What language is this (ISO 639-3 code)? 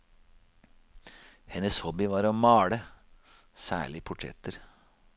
nor